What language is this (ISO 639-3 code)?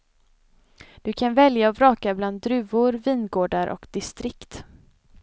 swe